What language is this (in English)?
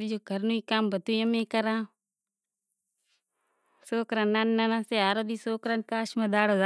Kachi Koli